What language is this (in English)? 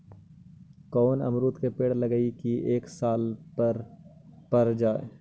Magahi